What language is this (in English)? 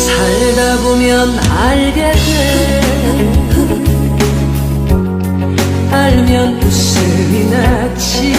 Korean